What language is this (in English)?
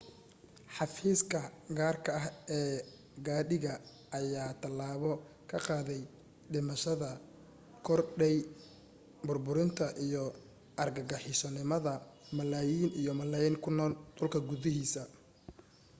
Somali